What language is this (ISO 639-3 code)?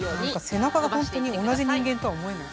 jpn